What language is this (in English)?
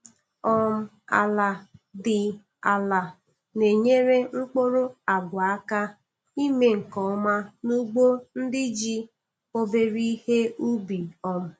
Igbo